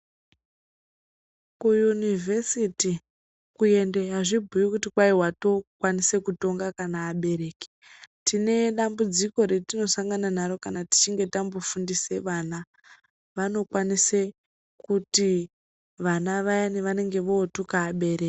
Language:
Ndau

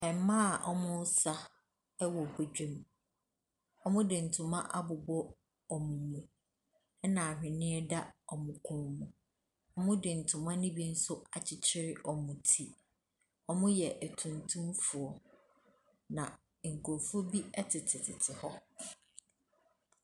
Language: Akan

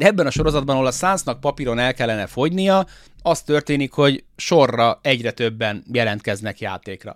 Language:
Hungarian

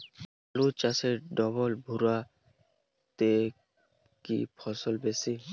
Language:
Bangla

